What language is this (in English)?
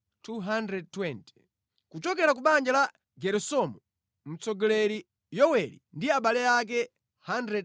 Nyanja